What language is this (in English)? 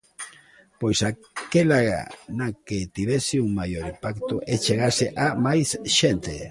Galician